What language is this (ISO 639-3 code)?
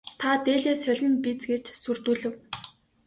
mon